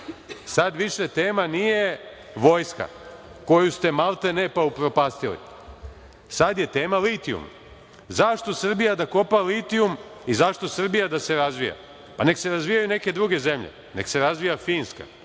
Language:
Serbian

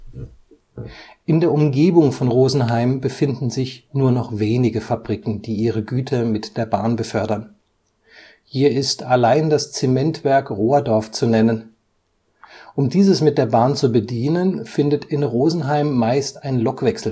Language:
German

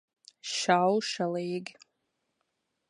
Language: Latvian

